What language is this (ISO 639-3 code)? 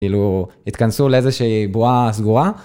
heb